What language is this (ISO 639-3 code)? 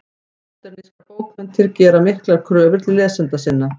isl